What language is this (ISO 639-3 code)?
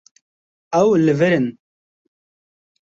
kur